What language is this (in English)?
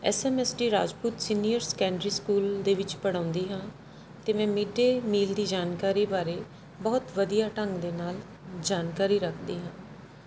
Punjabi